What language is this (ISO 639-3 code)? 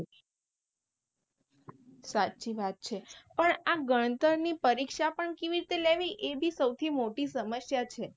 guj